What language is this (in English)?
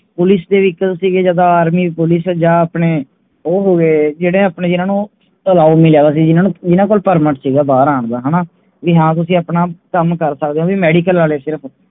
Punjabi